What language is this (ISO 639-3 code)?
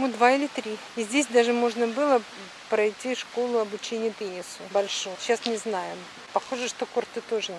rus